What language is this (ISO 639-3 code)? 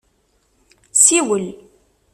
kab